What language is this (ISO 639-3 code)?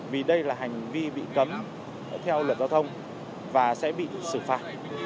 vie